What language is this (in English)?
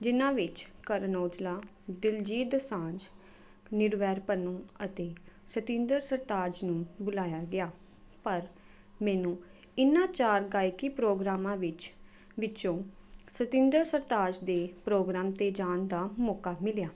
Punjabi